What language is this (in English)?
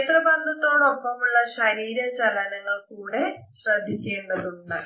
Malayalam